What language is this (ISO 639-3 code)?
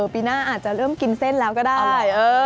tha